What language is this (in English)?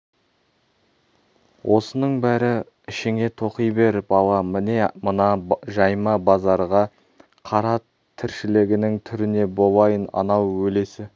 Kazakh